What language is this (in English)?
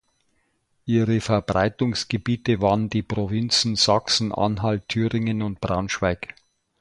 German